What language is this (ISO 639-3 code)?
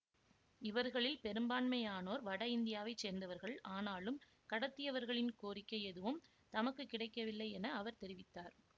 tam